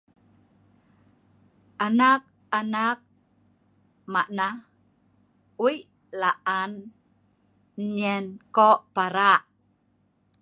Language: Sa'ban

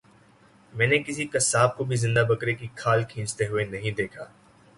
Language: Urdu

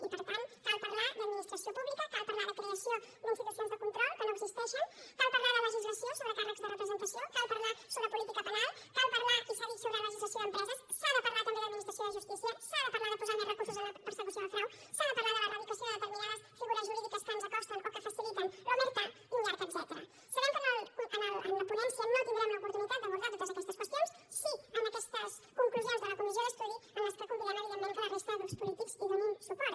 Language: Catalan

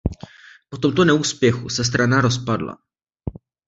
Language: Czech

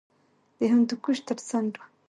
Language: Pashto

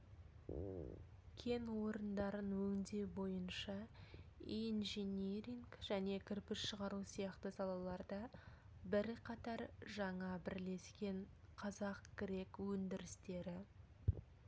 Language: Kazakh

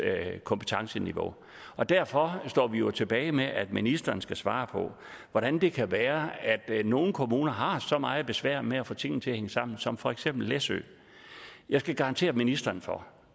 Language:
Danish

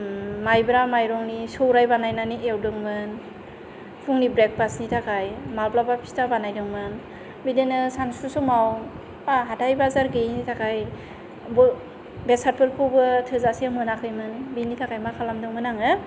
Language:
Bodo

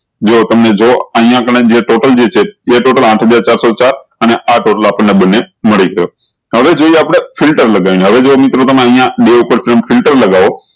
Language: Gujarati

